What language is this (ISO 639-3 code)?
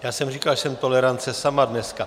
ces